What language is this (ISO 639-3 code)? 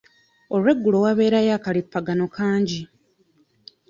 lug